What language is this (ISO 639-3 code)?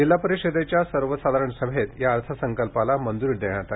mar